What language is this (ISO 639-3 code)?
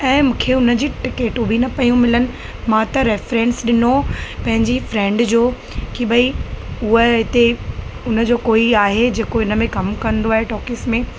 snd